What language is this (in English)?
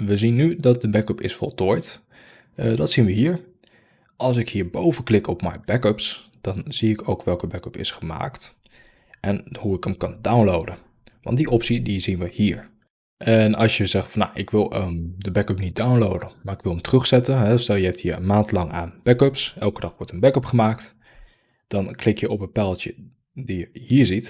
Dutch